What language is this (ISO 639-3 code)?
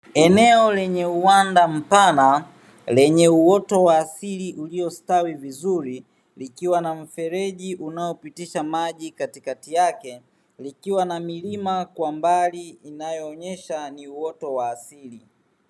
swa